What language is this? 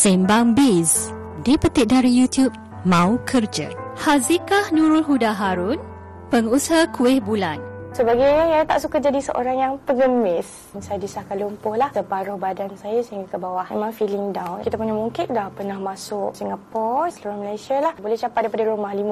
Malay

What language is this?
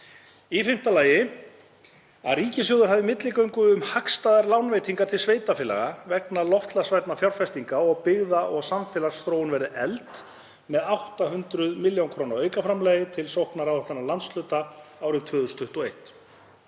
Icelandic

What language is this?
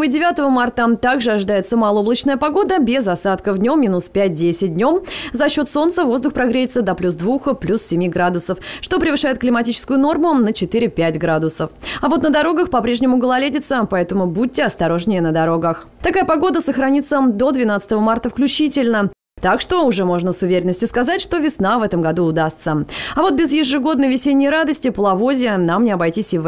Russian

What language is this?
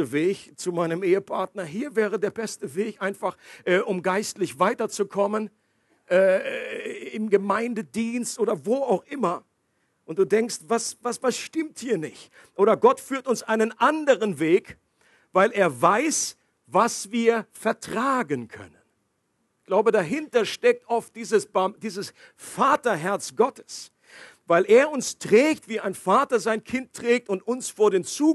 German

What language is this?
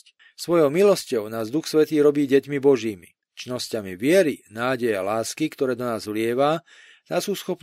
Slovak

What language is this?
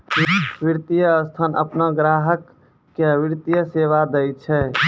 Maithili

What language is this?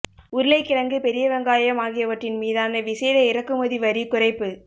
Tamil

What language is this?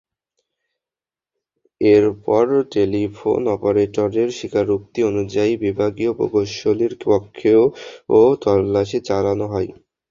Bangla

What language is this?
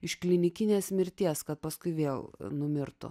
Lithuanian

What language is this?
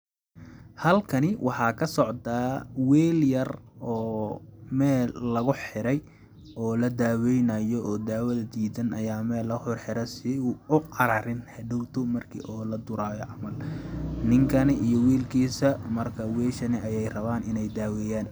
Somali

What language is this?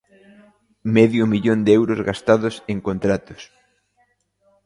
Galician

